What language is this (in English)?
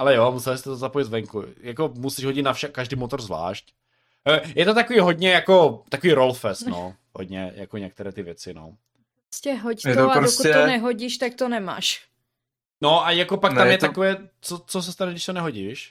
Czech